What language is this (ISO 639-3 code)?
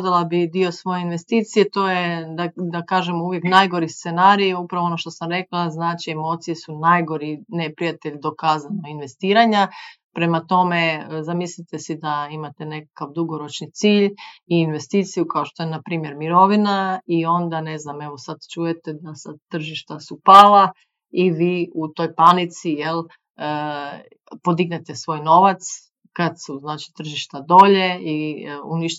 hrv